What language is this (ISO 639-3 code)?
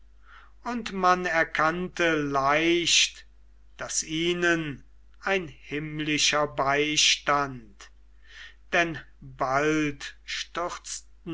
deu